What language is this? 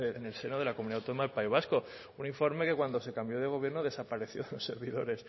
Spanish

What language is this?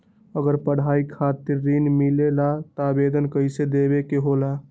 Magahi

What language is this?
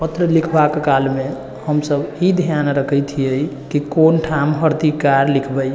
Maithili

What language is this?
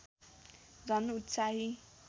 Nepali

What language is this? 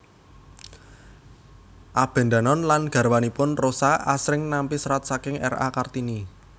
Javanese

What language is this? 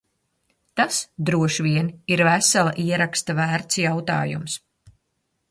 Latvian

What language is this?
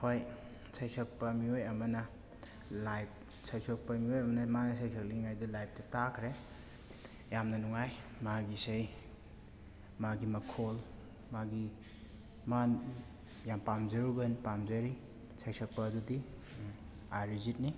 Manipuri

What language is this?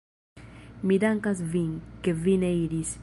Esperanto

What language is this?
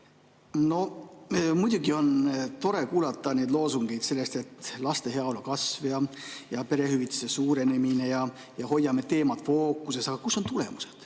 Estonian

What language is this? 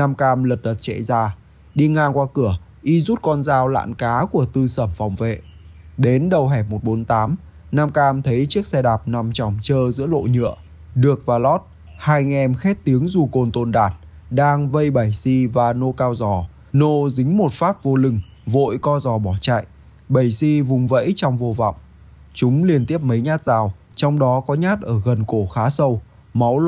Vietnamese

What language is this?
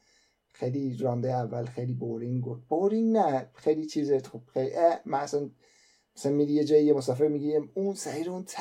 Persian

